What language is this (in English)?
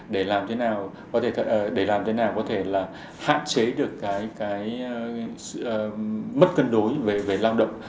Vietnamese